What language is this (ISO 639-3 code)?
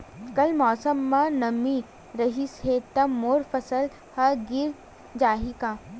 hne